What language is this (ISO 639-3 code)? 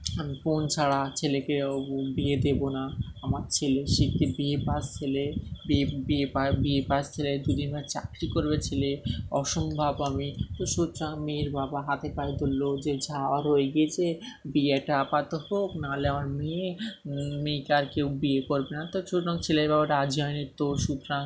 ben